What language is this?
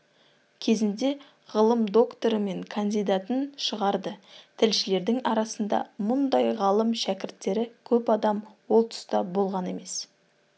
Kazakh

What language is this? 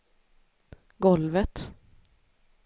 Swedish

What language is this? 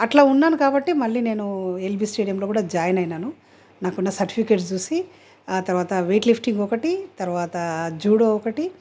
Telugu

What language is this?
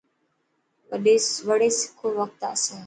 Dhatki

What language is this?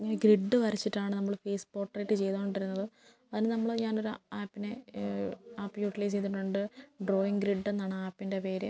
Malayalam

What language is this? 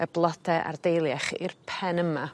Welsh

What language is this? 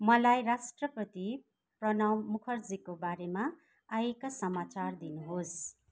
Nepali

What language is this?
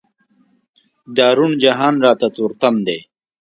Pashto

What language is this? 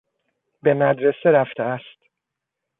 Persian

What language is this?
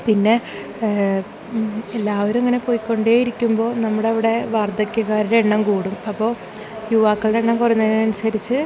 Malayalam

